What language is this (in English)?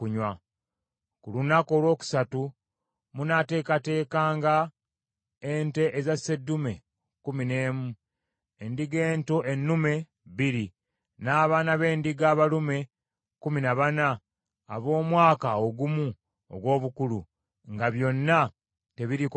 Ganda